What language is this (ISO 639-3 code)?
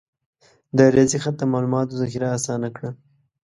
pus